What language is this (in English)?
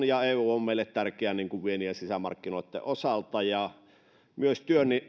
Finnish